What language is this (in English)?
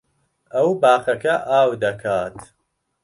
Central Kurdish